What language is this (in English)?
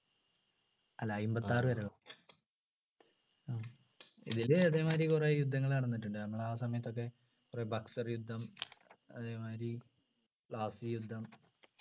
Malayalam